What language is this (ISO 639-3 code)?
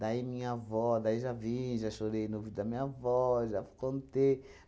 por